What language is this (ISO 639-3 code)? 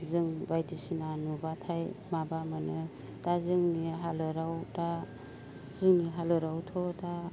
brx